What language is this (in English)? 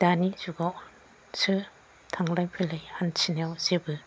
Bodo